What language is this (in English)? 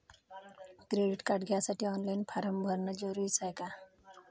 Marathi